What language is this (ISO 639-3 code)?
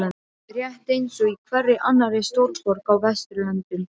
isl